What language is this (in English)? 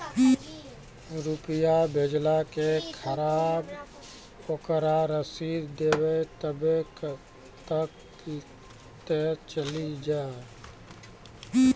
Maithili